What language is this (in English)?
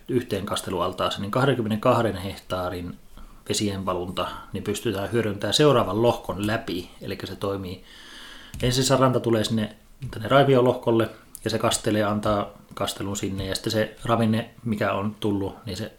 Finnish